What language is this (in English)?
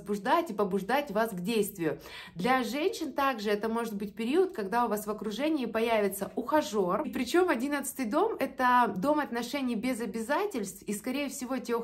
Russian